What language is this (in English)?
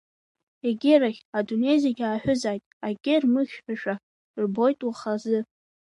Abkhazian